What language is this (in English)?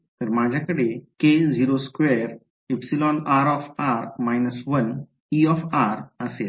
Marathi